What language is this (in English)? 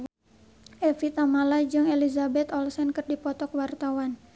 Sundanese